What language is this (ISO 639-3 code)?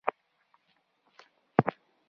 pus